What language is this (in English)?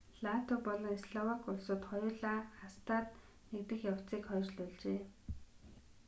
Mongolian